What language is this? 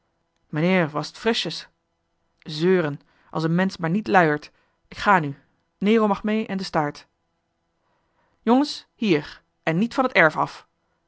Dutch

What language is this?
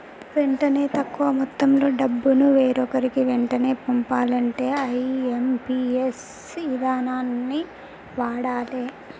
Telugu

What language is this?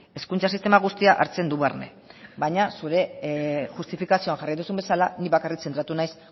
Basque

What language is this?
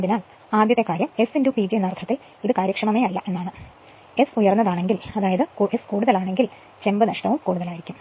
Malayalam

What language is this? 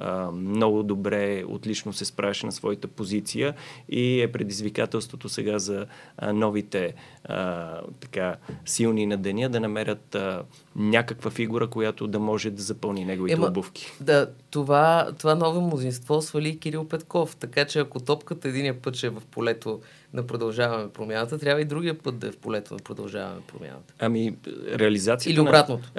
Bulgarian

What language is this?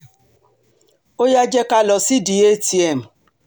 Yoruba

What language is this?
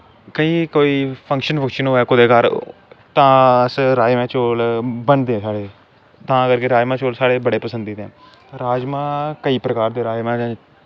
Dogri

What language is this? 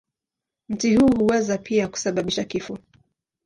Swahili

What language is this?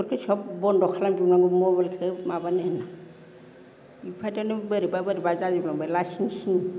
Bodo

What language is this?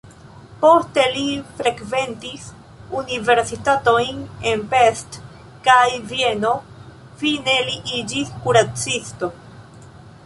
Esperanto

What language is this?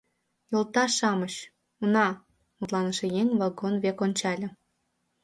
Mari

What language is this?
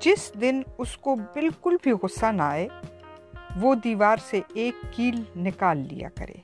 Urdu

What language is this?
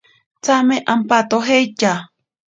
Ashéninka Perené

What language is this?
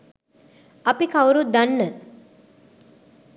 Sinhala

